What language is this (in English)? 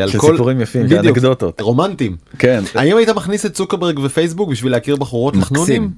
Hebrew